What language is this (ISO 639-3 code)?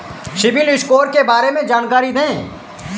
hin